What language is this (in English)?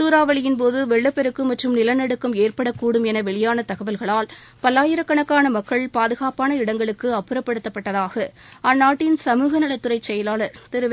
Tamil